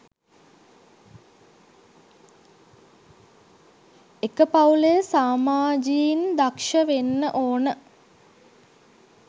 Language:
Sinhala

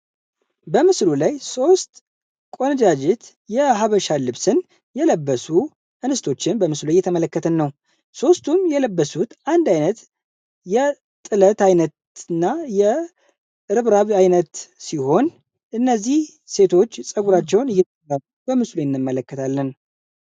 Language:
Amharic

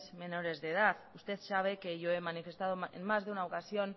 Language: Spanish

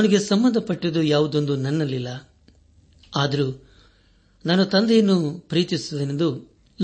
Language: Kannada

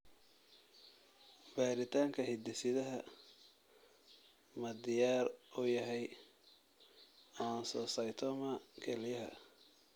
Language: Somali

